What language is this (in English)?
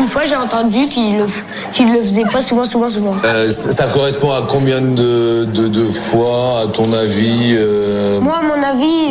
French